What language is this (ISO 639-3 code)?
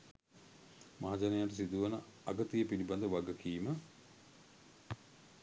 sin